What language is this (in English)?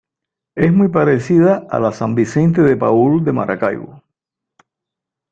Spanish